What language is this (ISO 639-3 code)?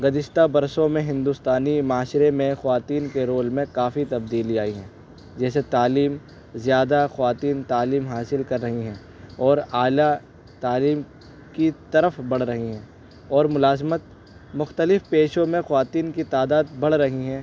urd